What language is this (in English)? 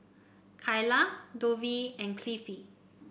English